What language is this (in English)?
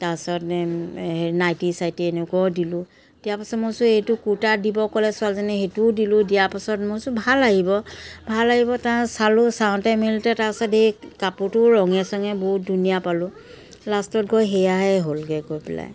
Assamese